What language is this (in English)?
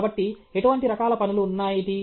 Telugu